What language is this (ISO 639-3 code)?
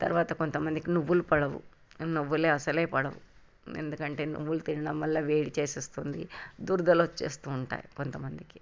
tel